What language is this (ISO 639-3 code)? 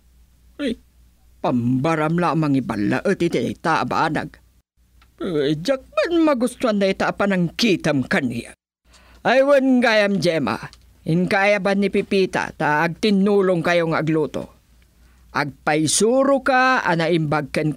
fil